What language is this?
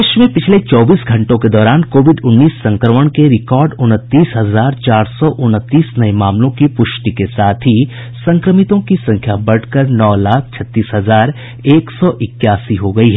Hindi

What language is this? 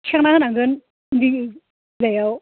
Bodo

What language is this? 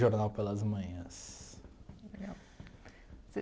Portuguese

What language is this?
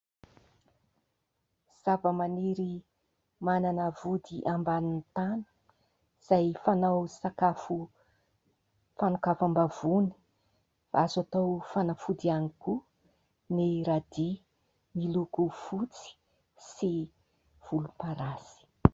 Malagasy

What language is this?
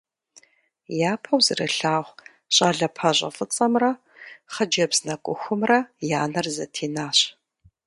Kabardian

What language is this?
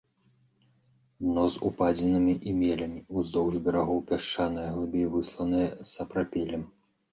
Belarusian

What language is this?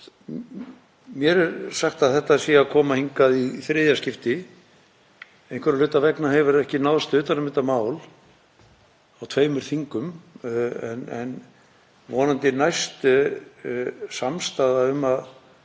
Icelandic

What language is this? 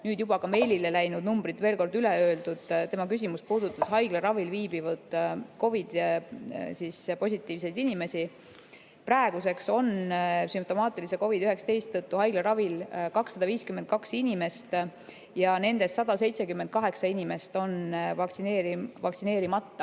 Estonian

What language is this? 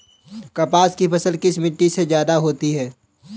Hindi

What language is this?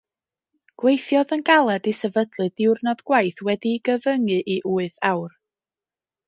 Welsh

